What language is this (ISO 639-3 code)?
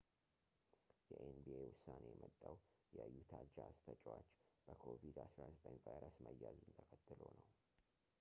amh